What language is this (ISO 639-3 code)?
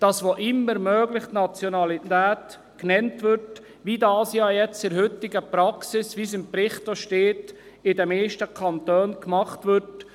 gsw